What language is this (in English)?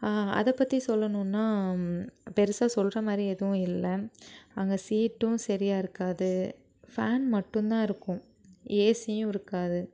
Tamil